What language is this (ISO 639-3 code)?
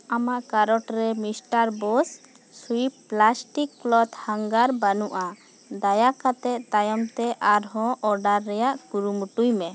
sat